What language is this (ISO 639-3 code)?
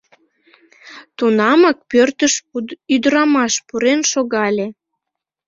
chm